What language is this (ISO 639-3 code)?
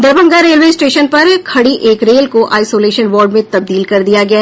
hin